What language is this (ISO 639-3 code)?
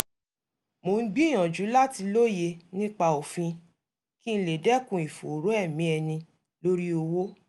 yor